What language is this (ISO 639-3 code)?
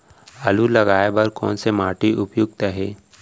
hne